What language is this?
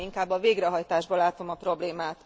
Hungarian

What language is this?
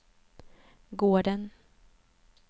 Swedish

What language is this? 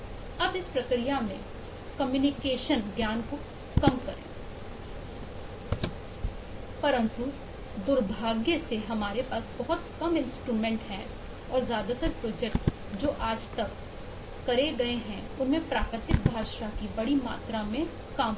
Hindi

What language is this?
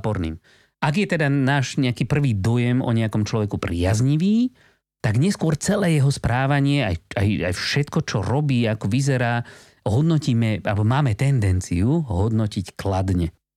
Slovak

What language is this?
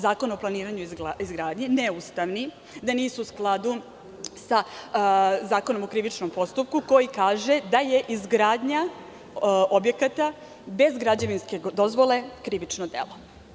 Serbian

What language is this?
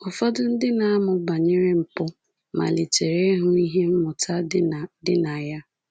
Igbo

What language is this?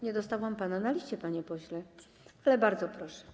Polish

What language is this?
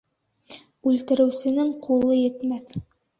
Bashkir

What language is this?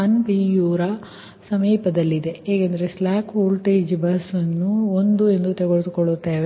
Kannada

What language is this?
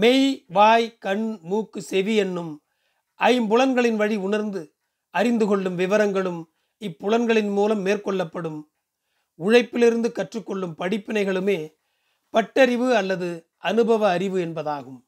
Tamil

